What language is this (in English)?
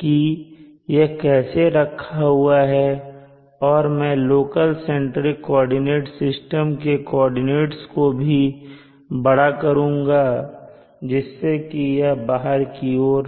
Hindi